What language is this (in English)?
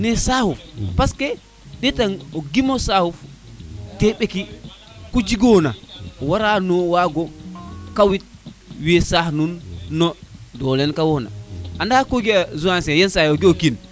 Serer